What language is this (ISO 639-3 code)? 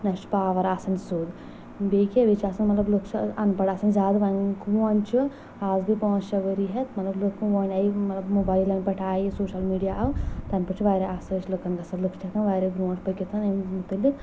kas